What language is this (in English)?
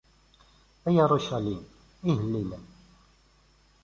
Kabyle